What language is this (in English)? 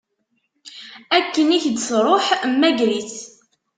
Kabyle